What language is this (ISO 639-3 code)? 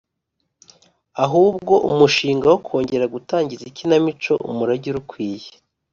kin